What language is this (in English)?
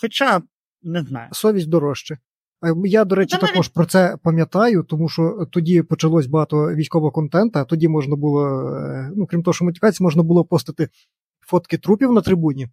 Ukrainian